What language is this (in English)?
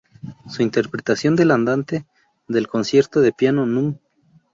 Spanish